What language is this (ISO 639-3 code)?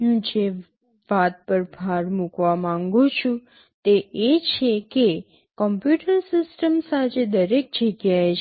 guj